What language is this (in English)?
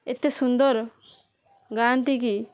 Odia